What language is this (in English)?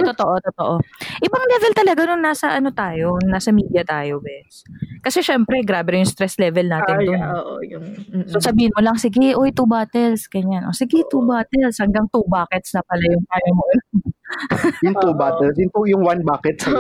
Filipino